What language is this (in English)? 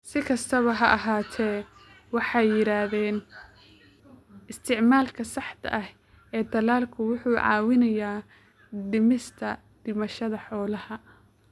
Somali